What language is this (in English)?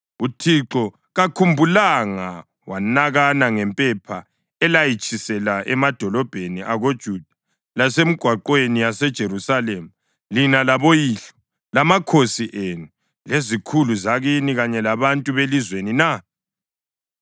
North Ndebele